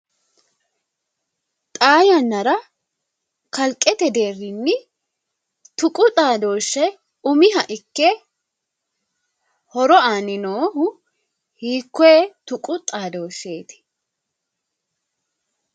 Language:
Sidamo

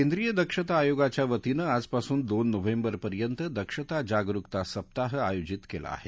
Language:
Marathi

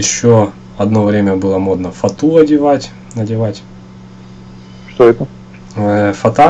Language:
Russian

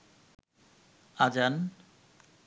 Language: Bangla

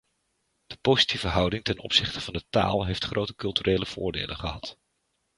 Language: Dutch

